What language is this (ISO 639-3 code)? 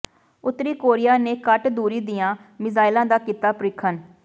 pan